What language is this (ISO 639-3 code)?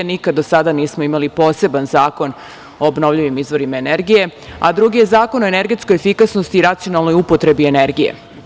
srp